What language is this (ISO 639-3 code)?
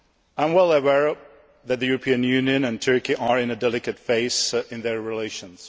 eng